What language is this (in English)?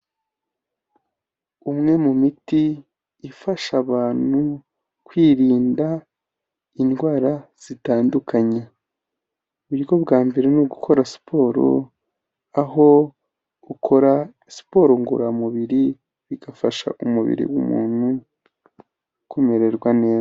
Kinyarwanda